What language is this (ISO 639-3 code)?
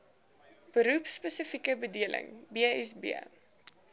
afr